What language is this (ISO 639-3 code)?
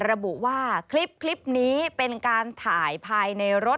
tha